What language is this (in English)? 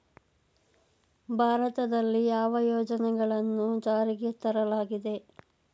Kannada